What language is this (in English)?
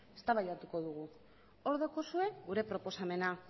Basque